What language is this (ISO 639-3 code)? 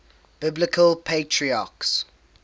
eng